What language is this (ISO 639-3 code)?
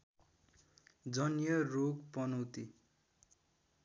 nep